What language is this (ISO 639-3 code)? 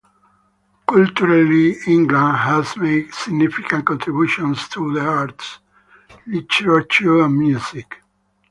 eng